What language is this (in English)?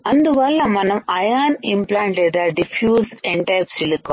Telugu